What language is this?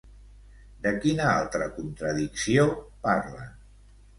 Catalan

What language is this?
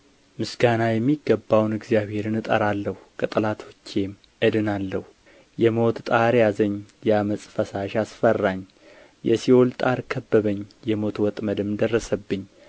Amharic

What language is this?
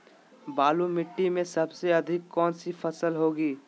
Magahi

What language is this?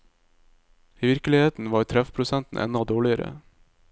Norwegian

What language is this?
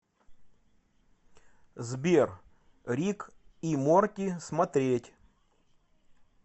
Russian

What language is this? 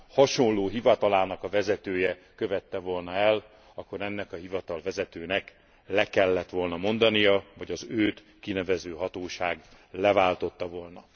Hungarian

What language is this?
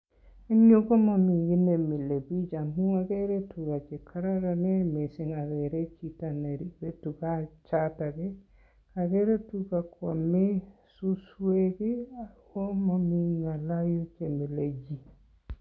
Kalenjin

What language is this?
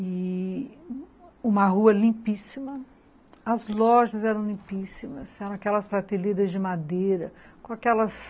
Portuguese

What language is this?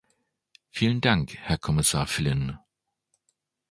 German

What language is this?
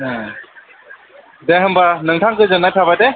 Bodo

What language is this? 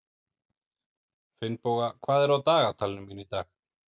Icelandic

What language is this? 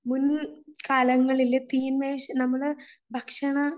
Malayalam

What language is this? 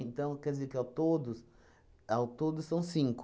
Portuguese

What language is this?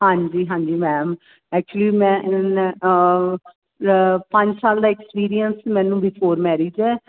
Punjabi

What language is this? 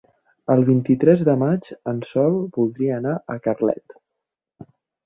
Catalan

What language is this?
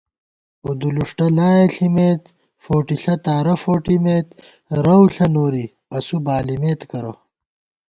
Gawar-Bati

